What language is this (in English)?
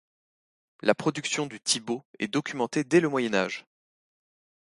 French